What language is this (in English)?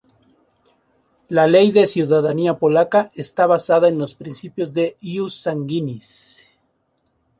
Spanish